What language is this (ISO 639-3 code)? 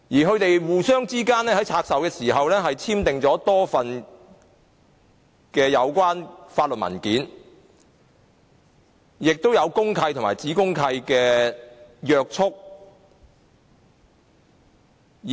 yue